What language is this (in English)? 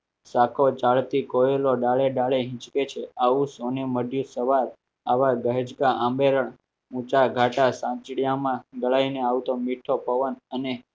Gujarati